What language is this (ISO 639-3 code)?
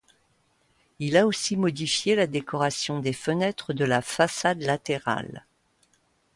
fra